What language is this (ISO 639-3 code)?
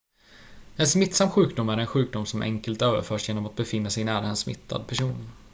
swe